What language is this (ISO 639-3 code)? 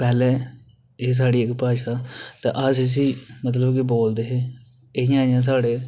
doi